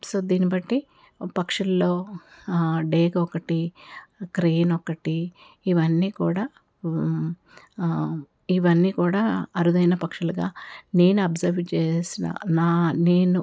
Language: Telugu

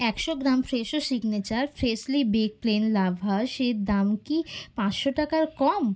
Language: Bangla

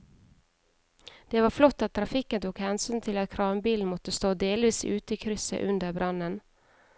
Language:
Norwegian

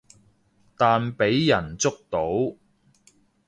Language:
Cantonese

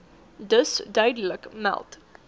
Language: Afrikaans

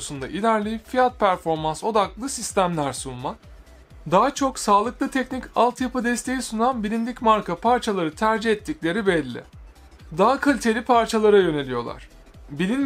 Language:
Turkish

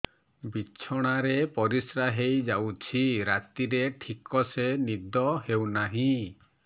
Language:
Odia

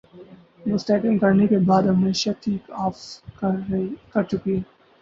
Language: Urdu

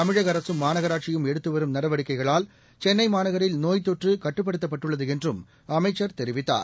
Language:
Tamil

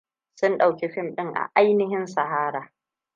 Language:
Hausa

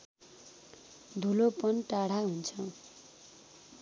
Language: Nepali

